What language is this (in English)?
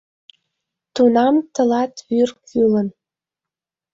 Mari